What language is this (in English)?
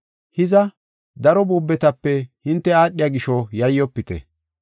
Gofa